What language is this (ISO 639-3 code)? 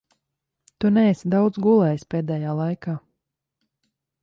lav